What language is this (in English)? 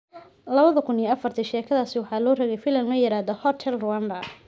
Somali